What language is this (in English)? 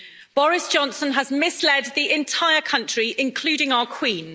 English